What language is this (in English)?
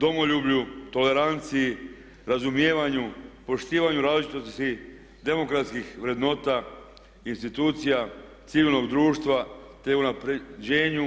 Croatian